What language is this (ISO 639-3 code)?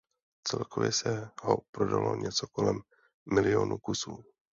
ces